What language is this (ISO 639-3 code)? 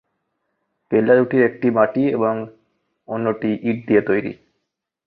ben